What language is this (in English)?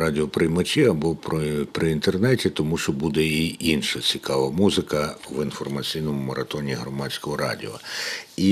Ukrainian